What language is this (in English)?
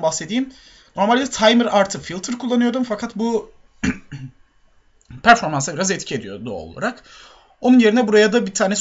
Turkish